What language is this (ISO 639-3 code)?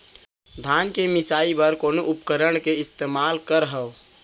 hne